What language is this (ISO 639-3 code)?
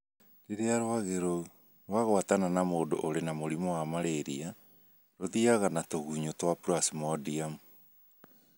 kik